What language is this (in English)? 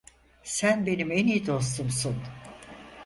Turkish